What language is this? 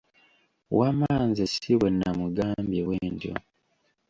Ganda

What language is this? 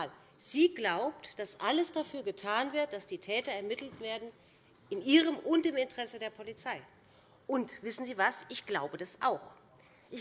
German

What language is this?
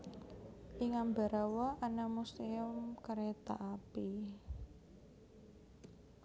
Javanese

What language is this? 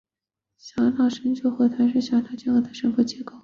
Chinese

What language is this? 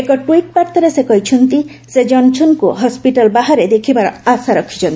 Odia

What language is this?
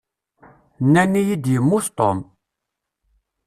Kabyle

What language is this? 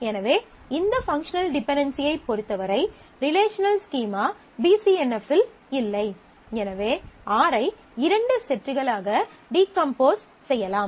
Tamil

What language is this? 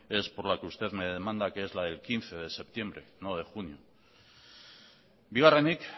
Spanish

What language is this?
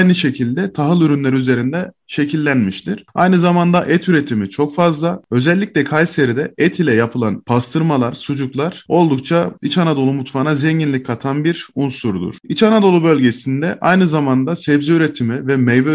Turkish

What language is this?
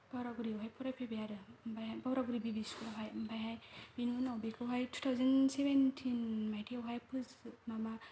Bodo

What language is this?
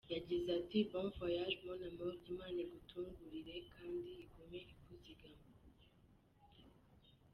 Kinyarwanda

